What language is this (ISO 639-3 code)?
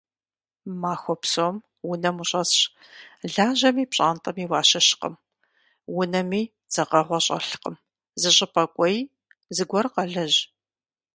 kbd